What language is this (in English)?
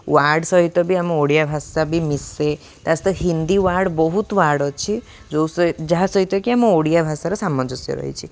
Odia